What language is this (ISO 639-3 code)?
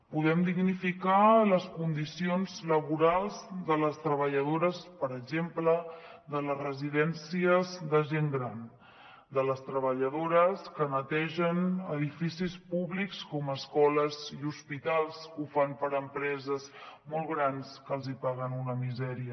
cat